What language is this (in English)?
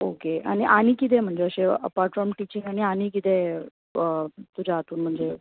Konkani